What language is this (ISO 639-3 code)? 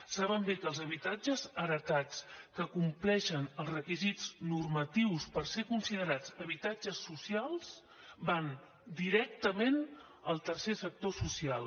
cat